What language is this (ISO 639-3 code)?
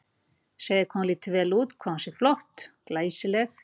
isl